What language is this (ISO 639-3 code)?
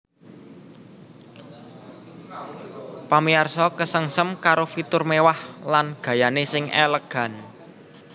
jav